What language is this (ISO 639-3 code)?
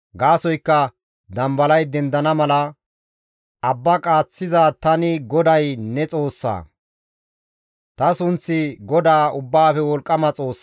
gmv